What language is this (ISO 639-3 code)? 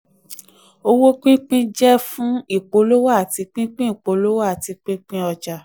yor